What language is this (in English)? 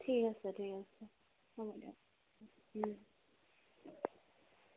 Assamese